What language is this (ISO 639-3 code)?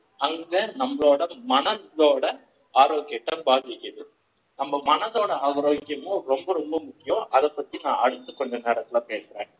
tam